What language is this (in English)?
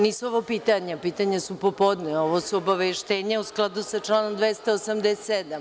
Serbian